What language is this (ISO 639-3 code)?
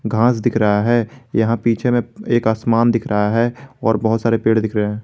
hin